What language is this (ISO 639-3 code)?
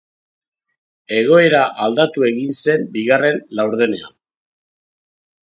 eus